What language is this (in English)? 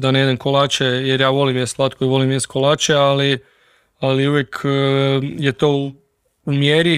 Croatian